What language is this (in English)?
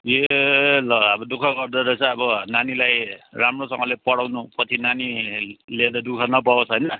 Nepali